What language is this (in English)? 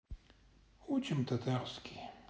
Russian